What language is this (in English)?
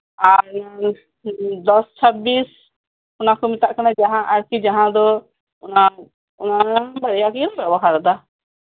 Santali